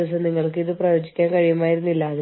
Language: Malayalam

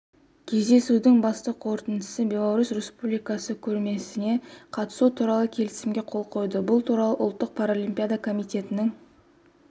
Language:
Kazakh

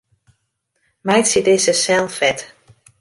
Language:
Western Frisian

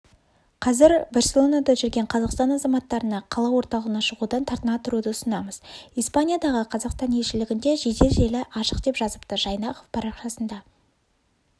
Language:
Kazakh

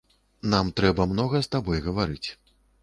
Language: Belarusian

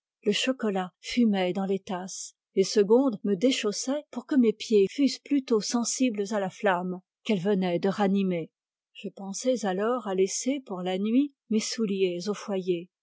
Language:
French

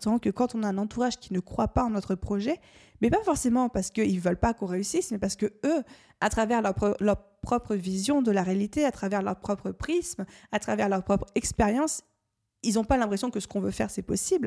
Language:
French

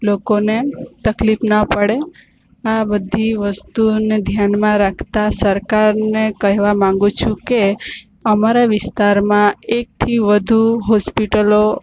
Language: Gujarati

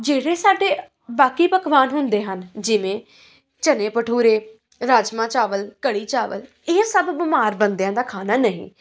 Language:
Punjabi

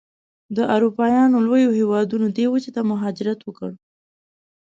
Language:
Pashto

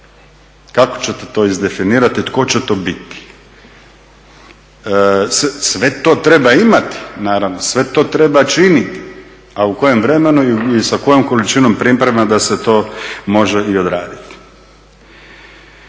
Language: Croatian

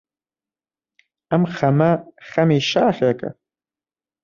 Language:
Central Kurdish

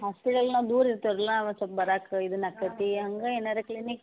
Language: Kannada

